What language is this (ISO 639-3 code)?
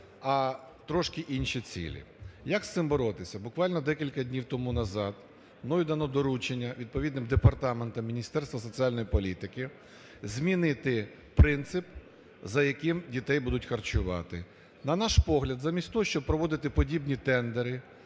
ukr